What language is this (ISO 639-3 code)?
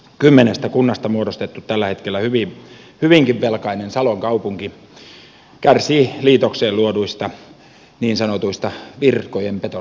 fin